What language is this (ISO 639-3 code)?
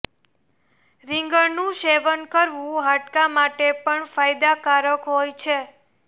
guj